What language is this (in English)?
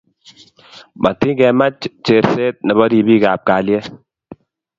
Kalenjin